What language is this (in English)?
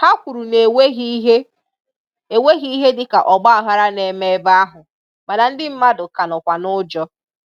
Igbo